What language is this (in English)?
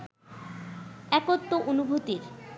Bangla